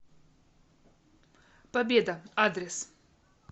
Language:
Russian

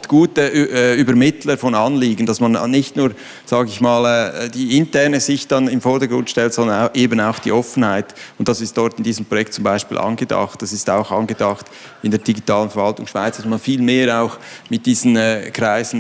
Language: German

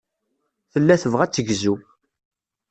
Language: Kabyle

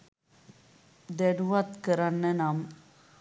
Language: Sinhala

